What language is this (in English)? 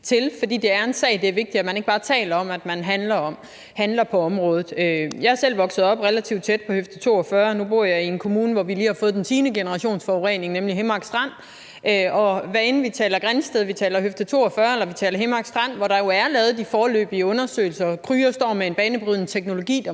Danish